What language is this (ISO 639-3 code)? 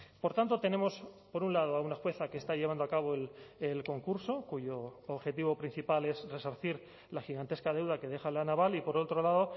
spa